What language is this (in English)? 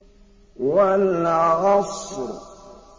Arabic